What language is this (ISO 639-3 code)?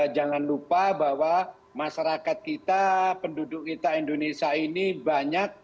ind